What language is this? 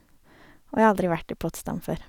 Norwegian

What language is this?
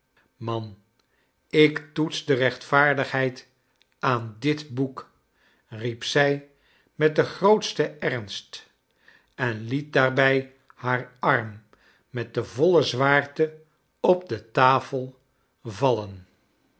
Dutch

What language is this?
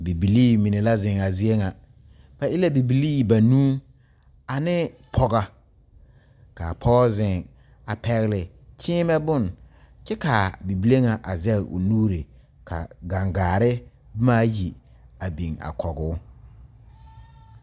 Southern Dagaare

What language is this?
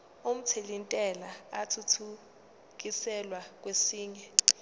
Zulu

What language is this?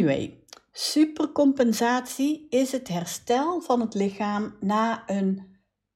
Dutch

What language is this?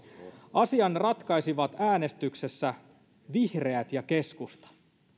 Finnish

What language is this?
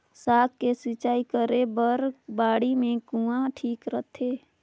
Chhattisgarhi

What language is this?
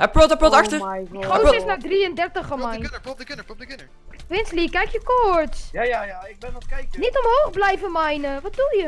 Dutch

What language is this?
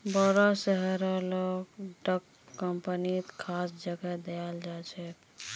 Magahi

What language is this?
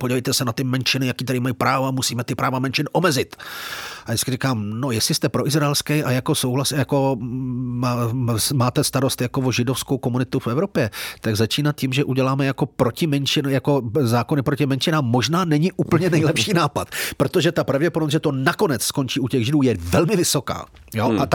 Czech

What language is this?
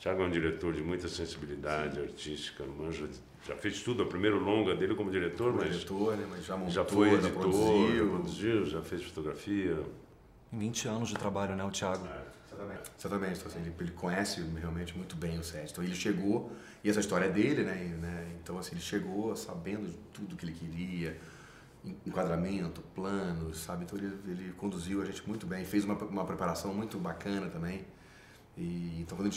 Portuguese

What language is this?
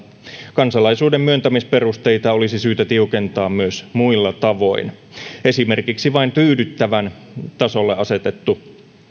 Finnish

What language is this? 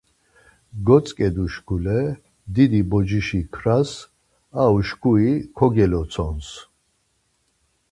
Laz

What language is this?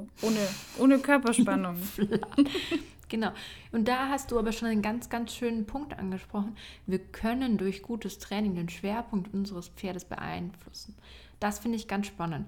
German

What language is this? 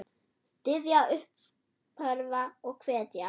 Icelandic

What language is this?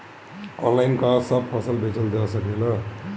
Bhojpuri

